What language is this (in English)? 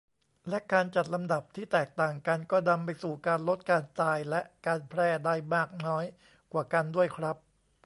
Thai